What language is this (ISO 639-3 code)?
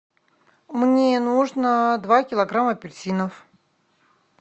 rus